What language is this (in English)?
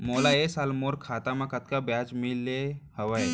Chhattisgarhi